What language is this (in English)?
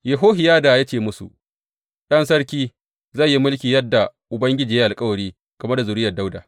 Hausa